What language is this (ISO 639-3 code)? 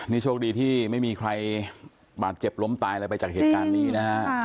tha